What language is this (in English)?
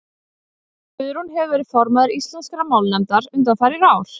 Icelandic